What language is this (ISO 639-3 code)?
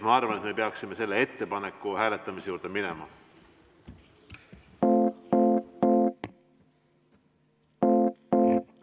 est